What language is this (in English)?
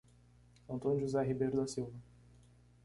Portuguese